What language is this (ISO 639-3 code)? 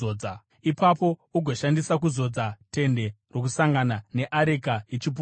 sna